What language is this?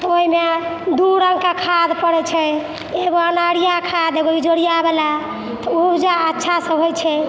Maithili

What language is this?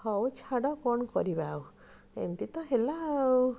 Odia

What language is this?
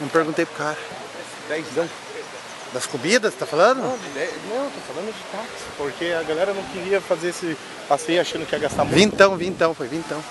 Portuguese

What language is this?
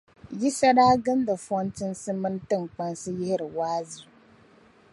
Dagbani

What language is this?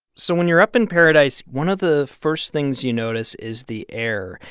English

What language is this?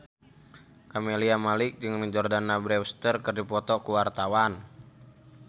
Sundanese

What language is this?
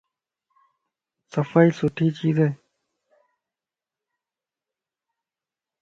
Lasi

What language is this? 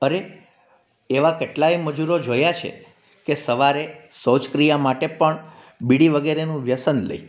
Gujarati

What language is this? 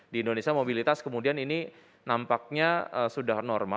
Indonesian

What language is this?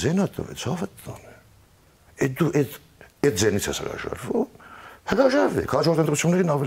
Turkish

